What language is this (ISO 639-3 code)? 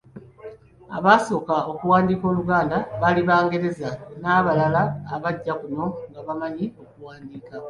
lug